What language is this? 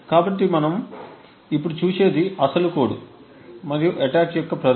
Telugu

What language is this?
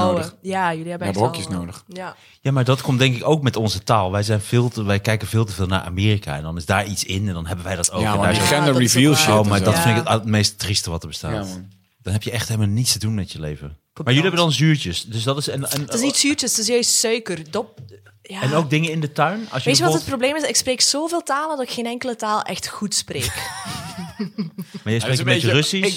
Dutch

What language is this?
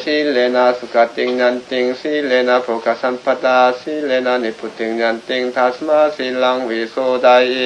Korean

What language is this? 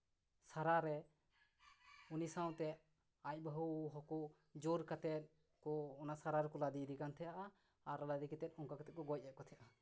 Santali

